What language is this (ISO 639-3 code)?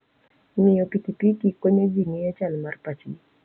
luo